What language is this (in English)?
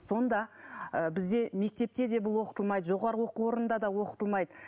Kazakh